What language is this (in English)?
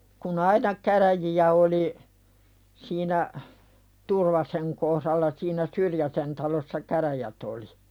Finnish